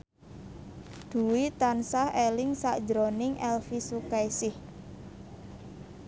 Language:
Javanese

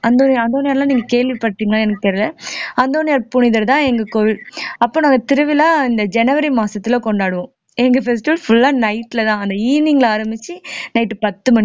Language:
Tamil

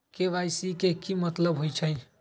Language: Magahi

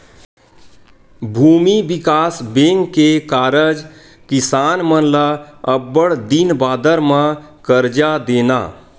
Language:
Chhattisgarhi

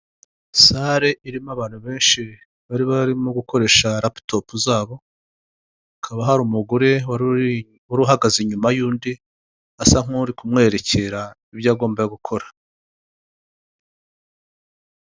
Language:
Kinyarwanda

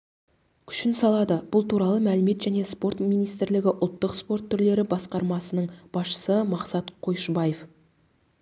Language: Kazakh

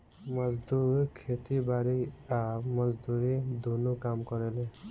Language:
Bhojpuri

